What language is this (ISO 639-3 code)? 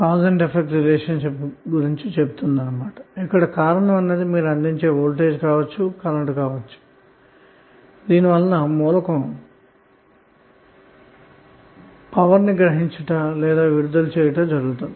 tel